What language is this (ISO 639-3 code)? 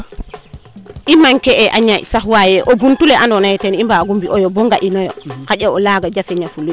srr